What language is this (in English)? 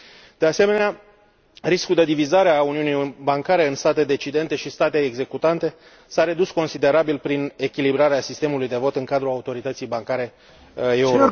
Romanian